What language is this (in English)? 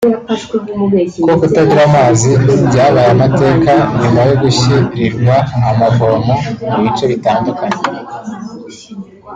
Kinyarwanda